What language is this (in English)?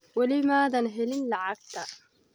Somali